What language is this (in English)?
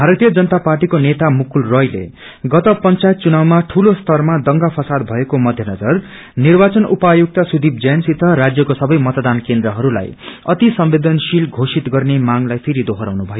Nepali